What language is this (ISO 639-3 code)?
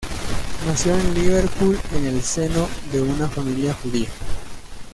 spa